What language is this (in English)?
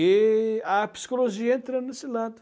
Portuguese